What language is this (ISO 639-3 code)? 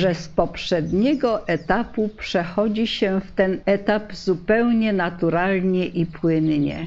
pol